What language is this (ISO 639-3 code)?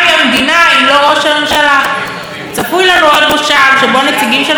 heb